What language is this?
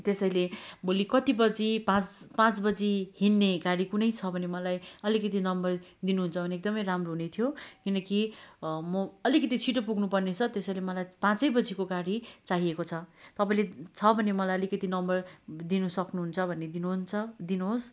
Nepali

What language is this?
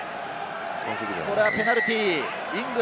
Japanese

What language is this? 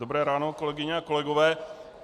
Czech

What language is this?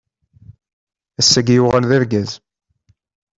Kabyle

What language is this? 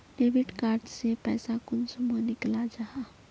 Magahi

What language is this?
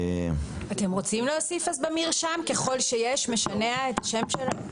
Hebrew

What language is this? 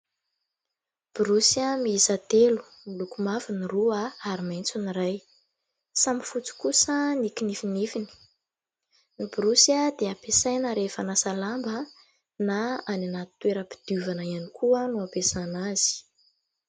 Malagasy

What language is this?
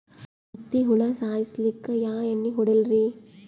Kannada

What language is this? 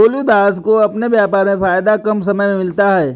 Hindi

